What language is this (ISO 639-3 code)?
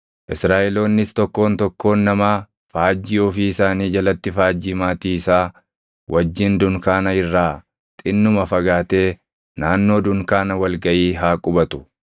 orm